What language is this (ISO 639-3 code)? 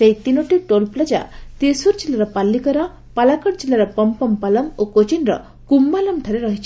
ori